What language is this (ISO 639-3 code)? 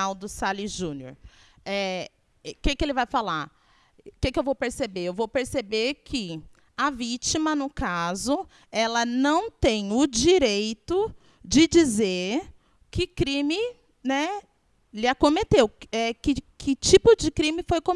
por